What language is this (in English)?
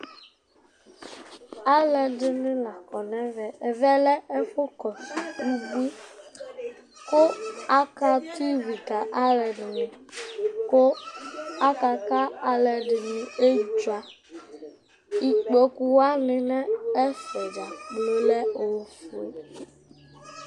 Ikposo